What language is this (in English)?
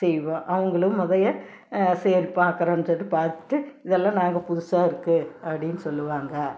Tamil